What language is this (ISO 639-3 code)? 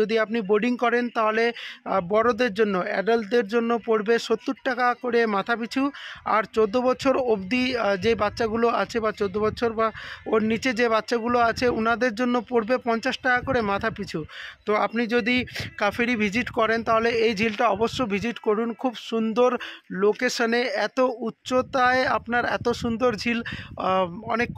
hin